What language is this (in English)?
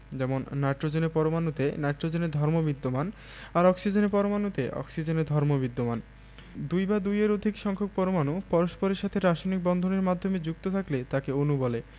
Bangla